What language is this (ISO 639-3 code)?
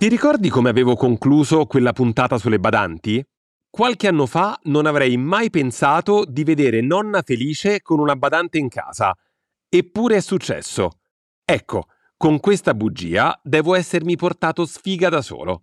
ita